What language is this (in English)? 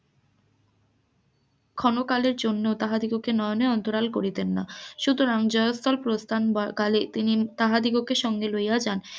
Bangla